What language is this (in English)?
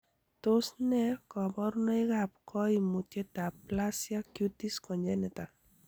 Kalenjin